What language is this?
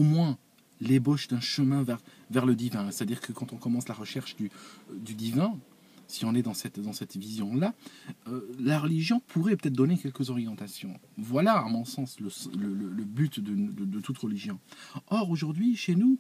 French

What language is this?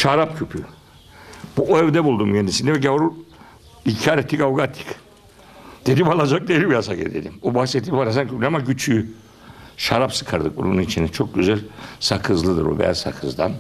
Turkish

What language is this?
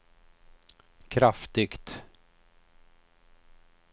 Swedish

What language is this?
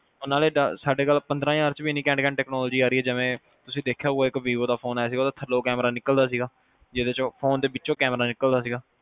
Punjabi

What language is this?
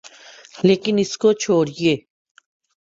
Urdu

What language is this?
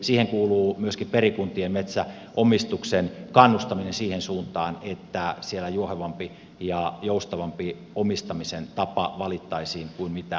Finnish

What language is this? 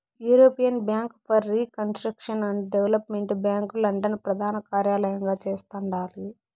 Telugu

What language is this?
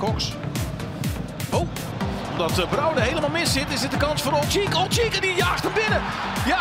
Dutch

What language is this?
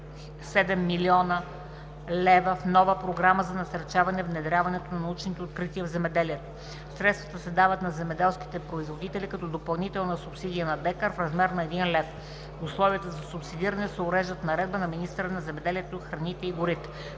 Bulgarian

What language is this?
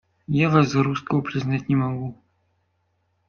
Russian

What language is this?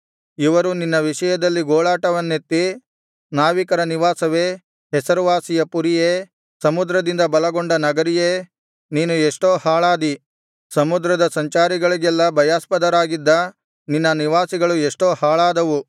Kannada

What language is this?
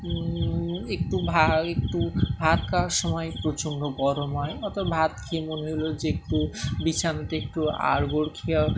Bangla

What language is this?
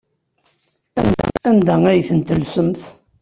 Kabyle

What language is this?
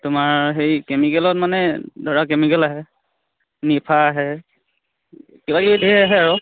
Assamese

